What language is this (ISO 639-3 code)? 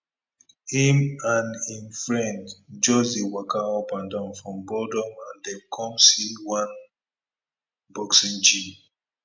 pcm